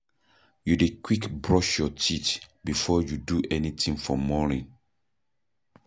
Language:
Nigerian Pidgin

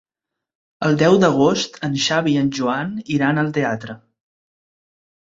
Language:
Catalan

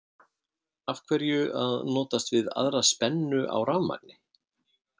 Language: Icelandic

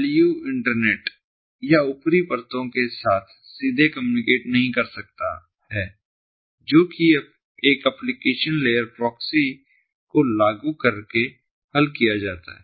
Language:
Hindi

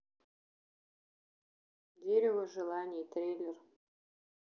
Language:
Russian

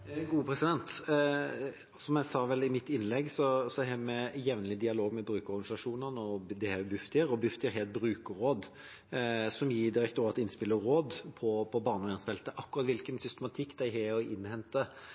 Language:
Norwegian Bokmål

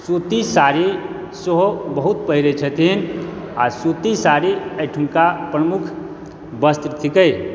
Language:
Maithili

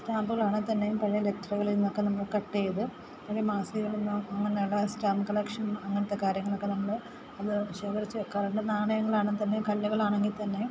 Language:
Malayalam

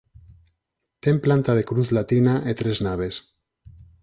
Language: Galician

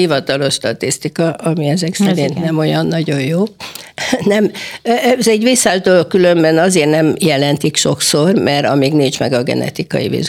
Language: Hungarian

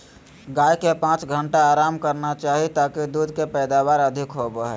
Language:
Magahi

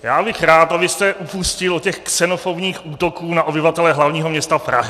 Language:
Czech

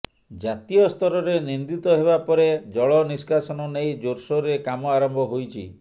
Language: Odia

